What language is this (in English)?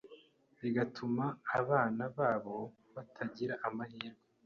Kinyarwanda